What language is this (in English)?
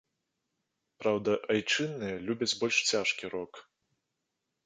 Belarusian